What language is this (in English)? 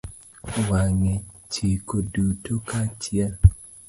Luo (Kenya and Tanzania)